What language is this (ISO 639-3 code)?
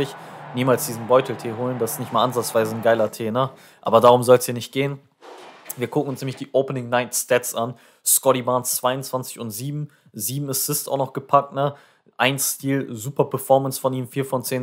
deu